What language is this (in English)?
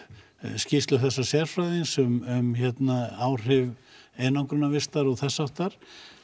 Icelandic